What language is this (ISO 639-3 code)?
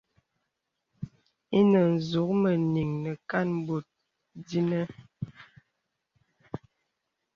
beb